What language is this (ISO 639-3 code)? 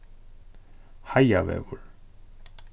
fao